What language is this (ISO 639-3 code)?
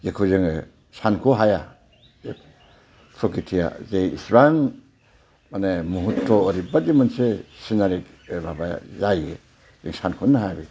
brx